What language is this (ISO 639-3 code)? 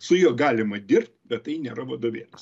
lit